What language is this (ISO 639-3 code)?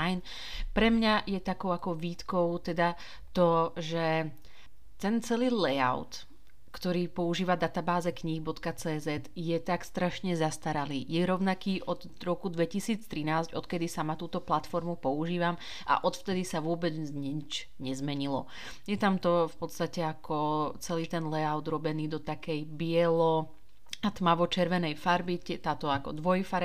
slk